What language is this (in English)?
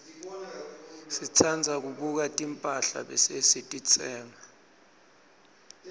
Swati